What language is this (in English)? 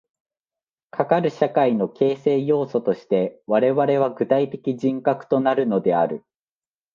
Japanese